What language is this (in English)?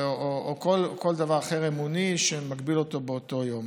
Hebrew